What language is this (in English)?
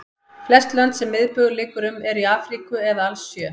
Icelandic